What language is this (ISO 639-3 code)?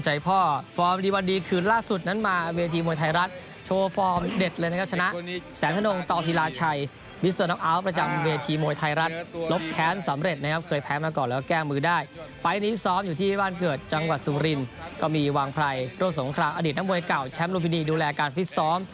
tha